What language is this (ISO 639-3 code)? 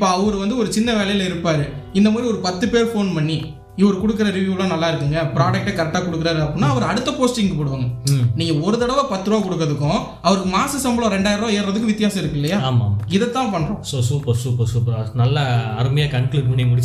tam